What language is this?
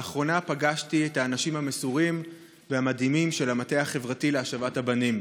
Hebrew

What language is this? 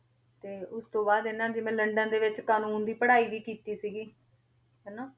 Punjabi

